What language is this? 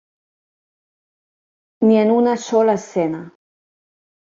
Catalan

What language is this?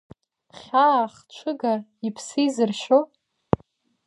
Abkhazian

